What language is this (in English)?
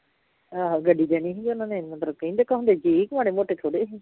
Punjabi